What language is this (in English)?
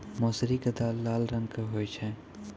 Maithili